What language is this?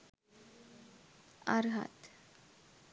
Sinhala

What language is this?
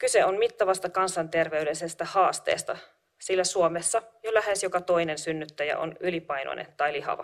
Finnish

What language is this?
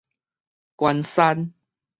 Min Nan Chinese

